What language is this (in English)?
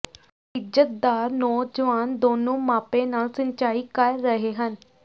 Punjabi